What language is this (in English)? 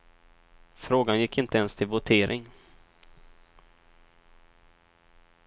Swedish